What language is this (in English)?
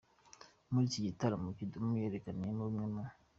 Kinyarwanda